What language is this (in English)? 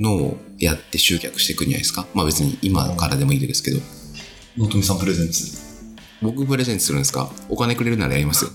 Japanese